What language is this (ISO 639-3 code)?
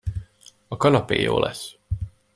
hun